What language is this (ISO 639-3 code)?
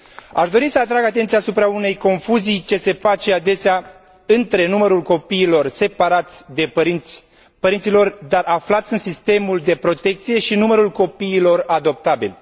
ron